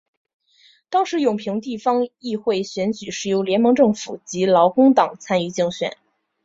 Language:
Chinese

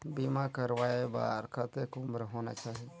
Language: Chhattisgarhi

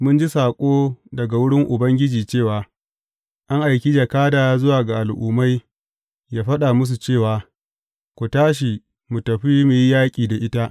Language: Hausa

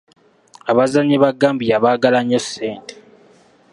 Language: Ganda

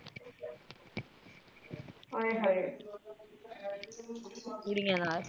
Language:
Punjabi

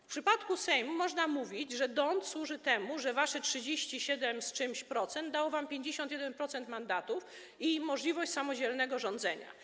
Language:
Polish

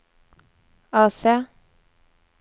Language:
Norwegian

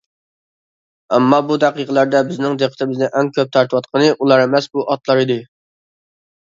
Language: Uyghur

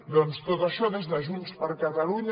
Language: Catalan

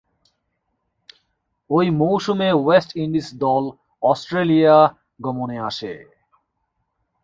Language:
Bangla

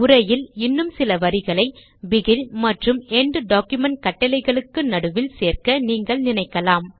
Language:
Tamil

